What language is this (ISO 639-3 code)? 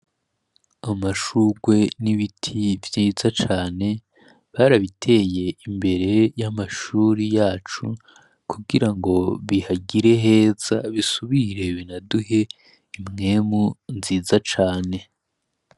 run